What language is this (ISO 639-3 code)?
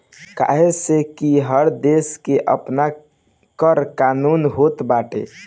bho